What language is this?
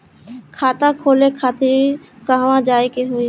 Bhojpuri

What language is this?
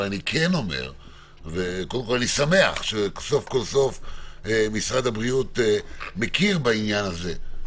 Hebrew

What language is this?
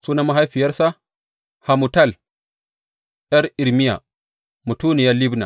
Hausa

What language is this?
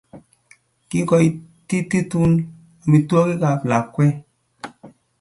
Kalenjin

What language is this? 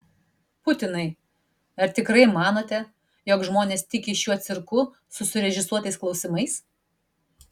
Lithuanian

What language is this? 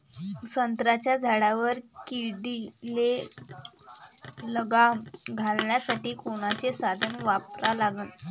Marathi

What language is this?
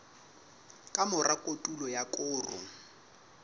Southern Sotho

